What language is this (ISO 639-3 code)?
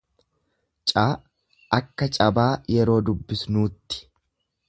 orm